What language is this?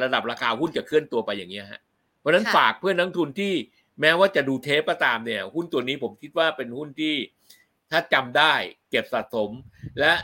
Thai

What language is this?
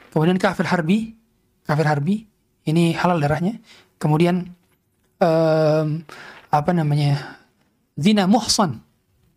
Indonesian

